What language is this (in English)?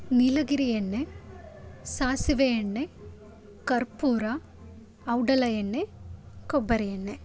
Kannada